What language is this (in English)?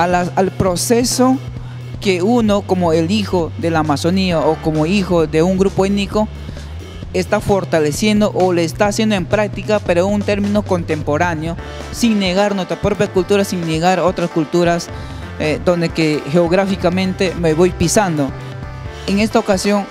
Spanish